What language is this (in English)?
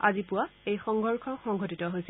Assamese